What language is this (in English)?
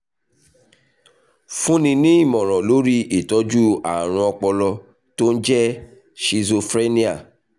Yoruba